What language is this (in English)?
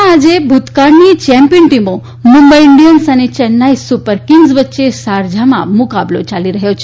Gujarati